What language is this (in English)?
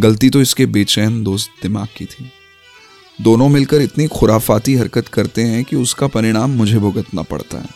Hindi